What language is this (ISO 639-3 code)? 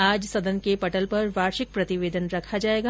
hin